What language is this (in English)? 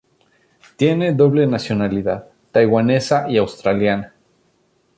Spanish